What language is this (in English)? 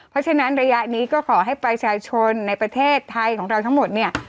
Thai